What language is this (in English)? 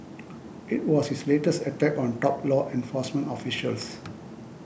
English